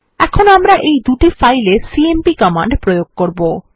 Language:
Bangla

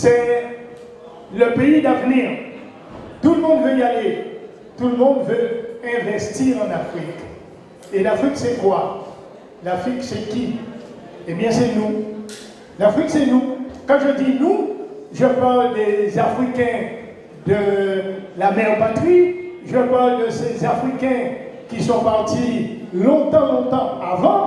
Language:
French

